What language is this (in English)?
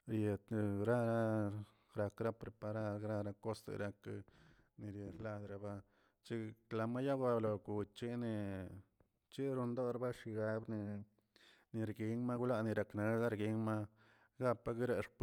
Tilquiapan Zapotec